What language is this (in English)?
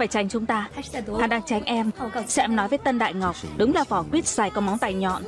Vietnamese